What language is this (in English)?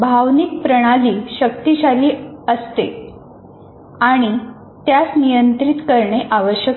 Marathi